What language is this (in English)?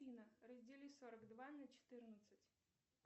Russian